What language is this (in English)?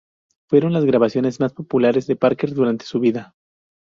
Spanish